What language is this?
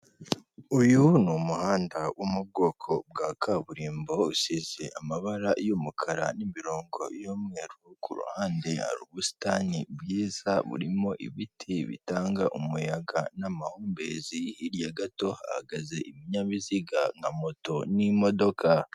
Kinyarwanda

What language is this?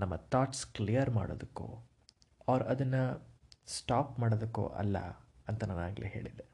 Kannada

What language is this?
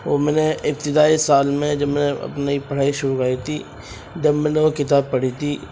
Urdu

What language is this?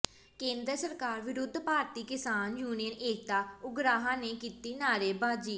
Punjabi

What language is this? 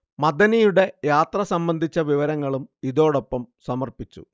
Malayalam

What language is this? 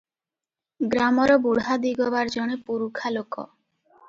Odia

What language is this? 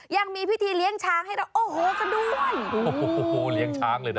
Thai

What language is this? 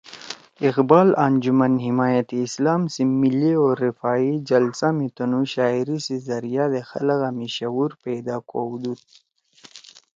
Torwali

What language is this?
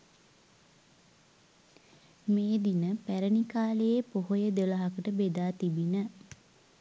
Sinhala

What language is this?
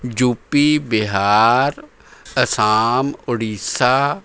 Punjabi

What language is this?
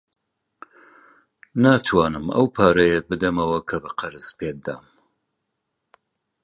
Central Kurdish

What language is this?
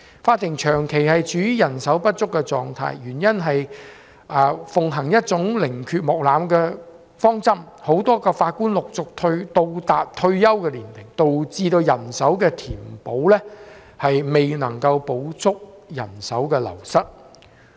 Cantonese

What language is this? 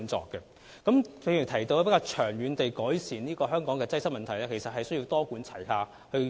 Cantonese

